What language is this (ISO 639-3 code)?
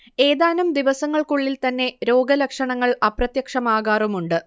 mal